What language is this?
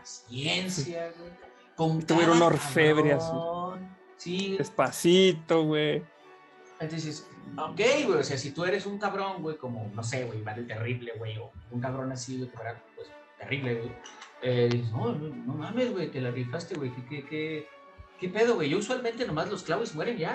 Spanish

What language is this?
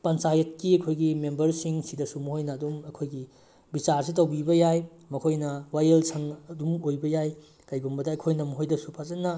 Manipuri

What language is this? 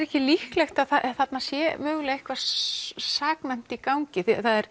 Icelandic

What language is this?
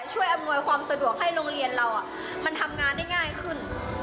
Thai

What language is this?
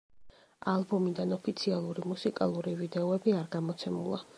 Georgian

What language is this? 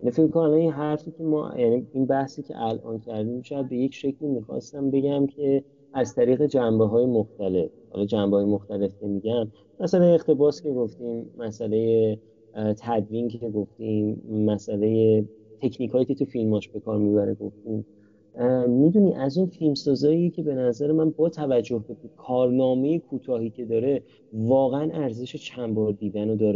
Persian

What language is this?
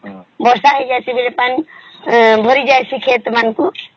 Odia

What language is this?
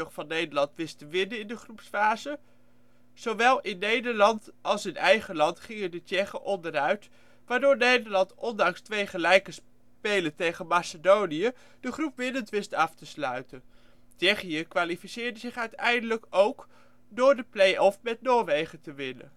Dutch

